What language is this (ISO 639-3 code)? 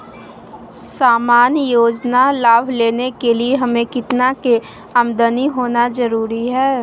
mag